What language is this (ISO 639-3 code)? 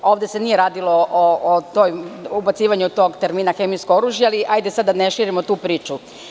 srp